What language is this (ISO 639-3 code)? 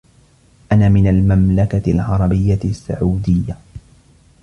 ara